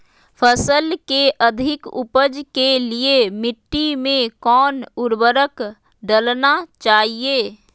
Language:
Magahi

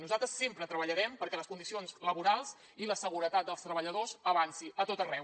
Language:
Catalan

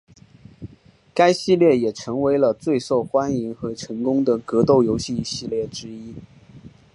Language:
Chinese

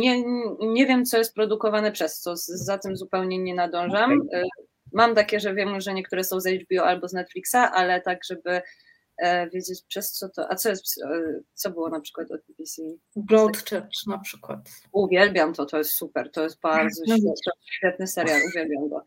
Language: Polish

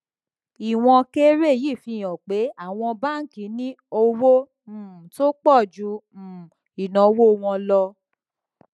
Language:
Yoruba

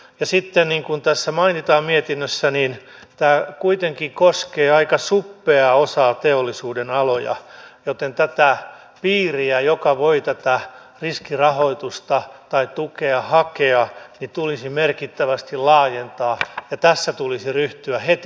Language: Finnish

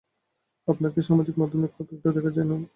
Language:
Bangla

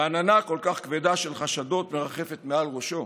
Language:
Hebrew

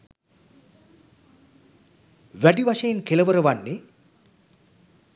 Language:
Sinhala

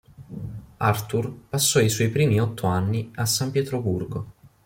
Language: Italian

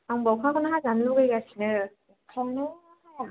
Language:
Bodo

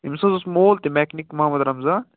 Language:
Kashmiri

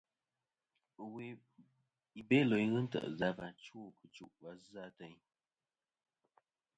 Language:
Kom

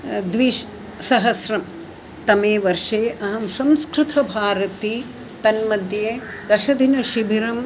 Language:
Sanskrit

